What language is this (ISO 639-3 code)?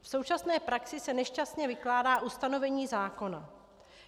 ces